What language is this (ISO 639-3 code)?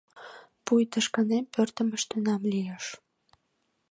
chm